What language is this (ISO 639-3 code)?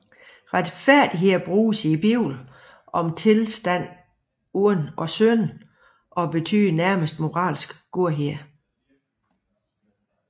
dan